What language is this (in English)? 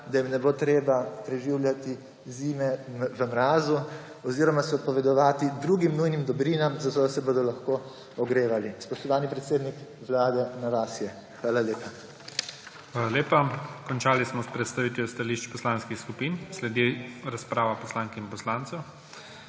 Slovenian